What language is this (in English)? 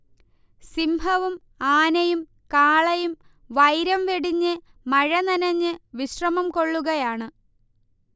Malayalam